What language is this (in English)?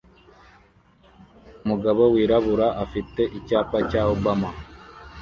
Kinyarwanda